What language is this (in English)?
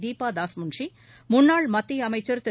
Tamil